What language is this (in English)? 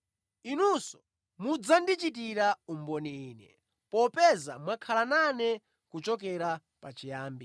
Nyanja